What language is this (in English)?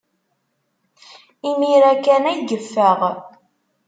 Kabyle